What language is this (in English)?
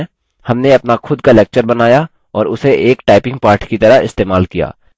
Hindi